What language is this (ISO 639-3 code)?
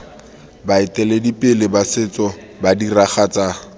tsn